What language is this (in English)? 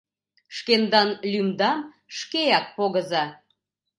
Mari